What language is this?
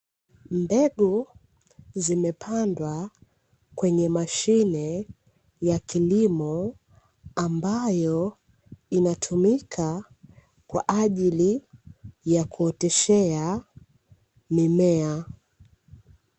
Swahili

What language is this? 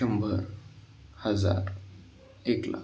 Marathi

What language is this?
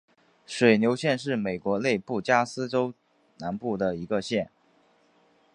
Chinese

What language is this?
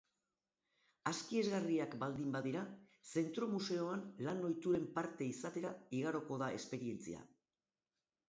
Basque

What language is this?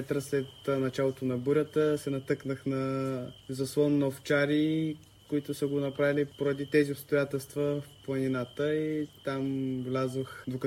Bulgarian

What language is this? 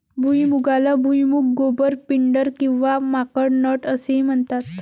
Marathi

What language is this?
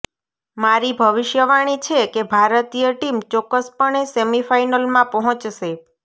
Gujarati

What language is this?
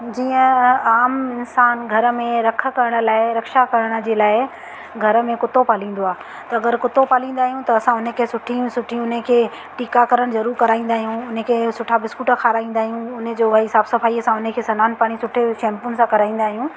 Sindhi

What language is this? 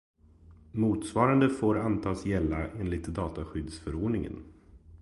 Swedish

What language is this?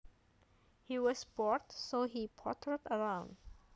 Javanese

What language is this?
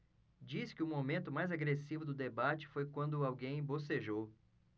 Portuguese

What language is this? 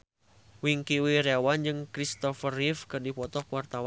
Sundanese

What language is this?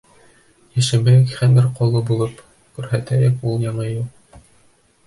Bashkir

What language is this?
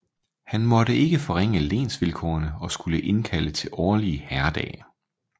Danish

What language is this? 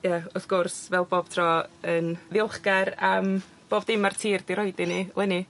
Welsh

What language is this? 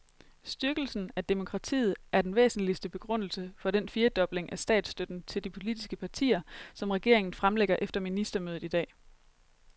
Danish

